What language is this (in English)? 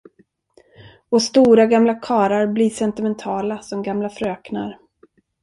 Swedish